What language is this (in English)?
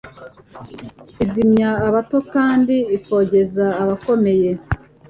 Kinyarwanda